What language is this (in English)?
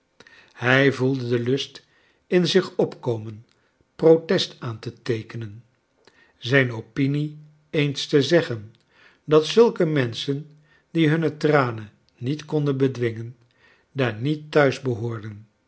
Dutch